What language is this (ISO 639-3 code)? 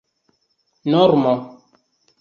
epo